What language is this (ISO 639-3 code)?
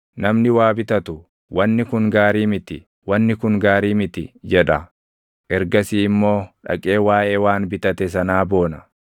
orm